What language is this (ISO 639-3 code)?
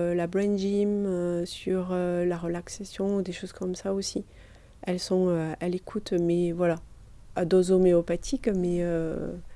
fra